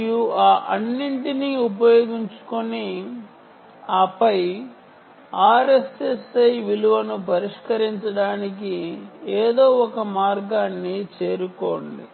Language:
Telugu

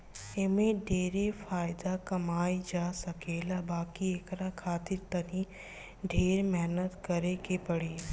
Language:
Bhojpuri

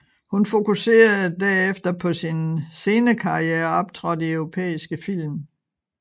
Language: Danish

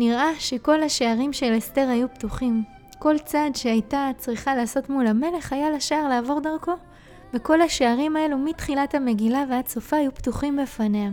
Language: Hebrew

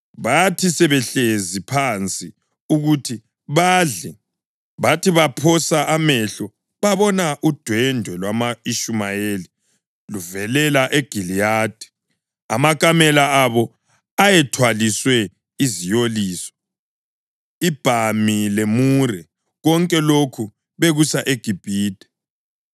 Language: North Ndebele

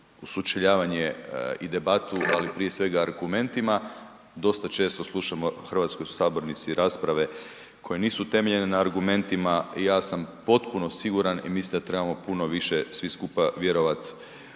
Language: Croatian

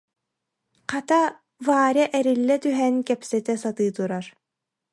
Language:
Yakut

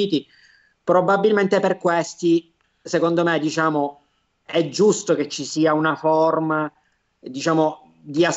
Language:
Italian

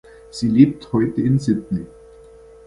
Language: German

